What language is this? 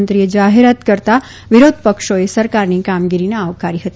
Gujarati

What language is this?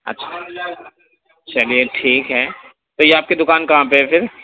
Urdu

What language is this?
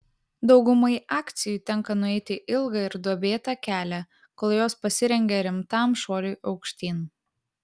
Lithuanian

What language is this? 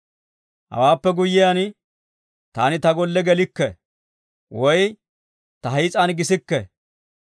Dawro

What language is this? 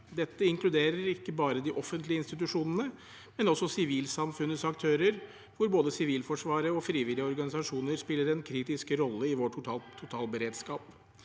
Norwegian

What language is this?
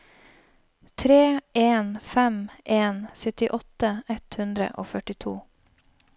Norwegian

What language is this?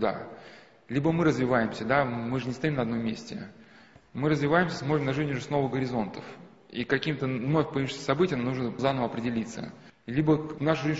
Russian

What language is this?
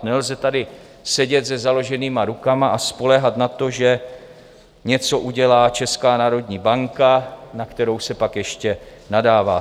Czech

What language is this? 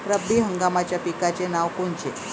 Marathi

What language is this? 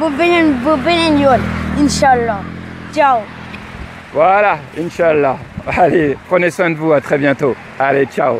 French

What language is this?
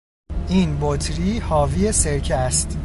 Persian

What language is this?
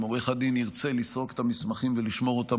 Hebrew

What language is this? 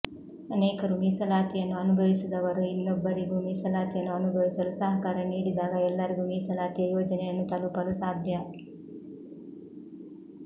Kannada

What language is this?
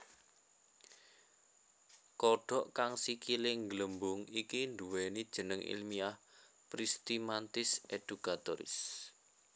Javanese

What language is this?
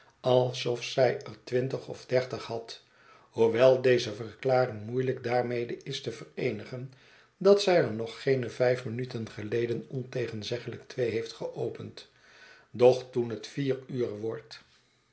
Dutch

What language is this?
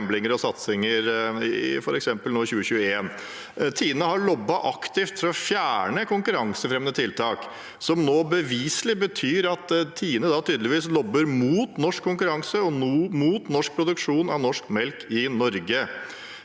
Norwegian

